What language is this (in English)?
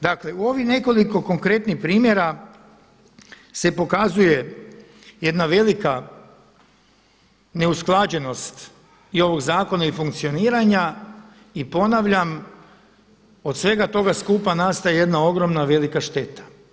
Croatian